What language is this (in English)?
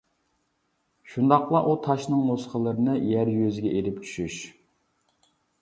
Uyghur